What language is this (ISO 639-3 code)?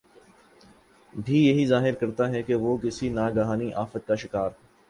urd